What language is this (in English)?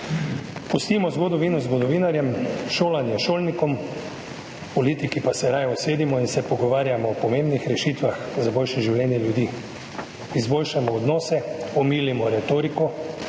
Slovenian